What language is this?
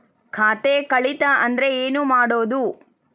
Kannada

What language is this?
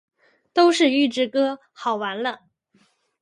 Chinese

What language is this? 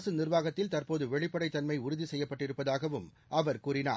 Tamil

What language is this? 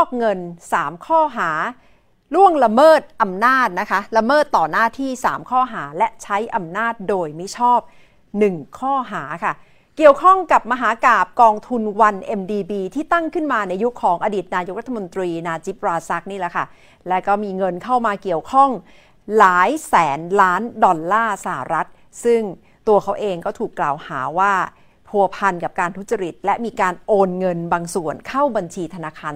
Thai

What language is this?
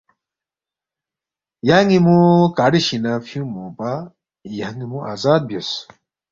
Balti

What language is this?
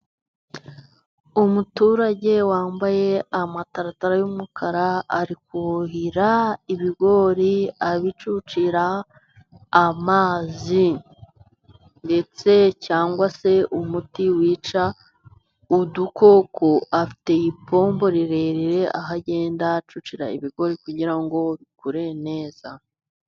Kinyarwanda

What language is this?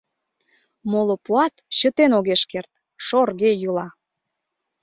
Mari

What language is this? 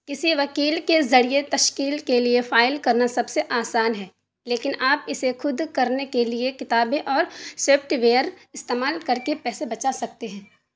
Urdu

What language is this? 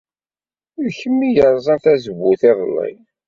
Kabyle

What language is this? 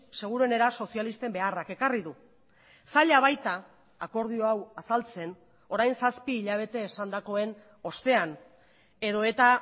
Basque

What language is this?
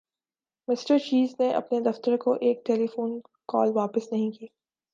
Urdu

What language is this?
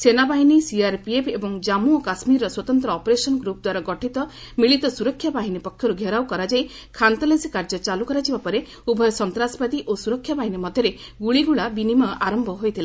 Odia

